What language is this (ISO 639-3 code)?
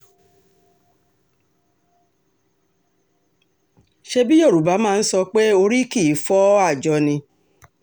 yor